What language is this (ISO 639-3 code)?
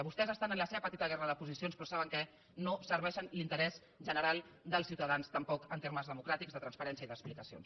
cat